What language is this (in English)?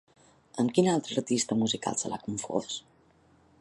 Catalan